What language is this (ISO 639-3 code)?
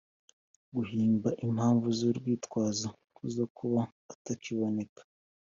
kin